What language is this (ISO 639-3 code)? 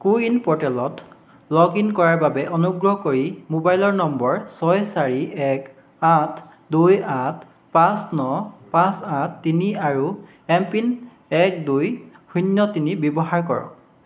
asm